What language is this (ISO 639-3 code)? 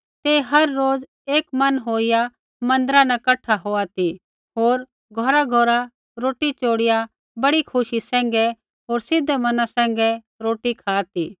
kfx